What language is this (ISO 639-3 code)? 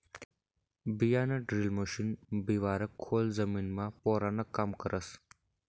mar